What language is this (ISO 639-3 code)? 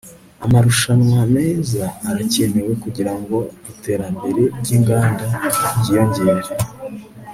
kin